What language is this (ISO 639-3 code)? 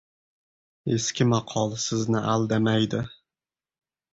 uzb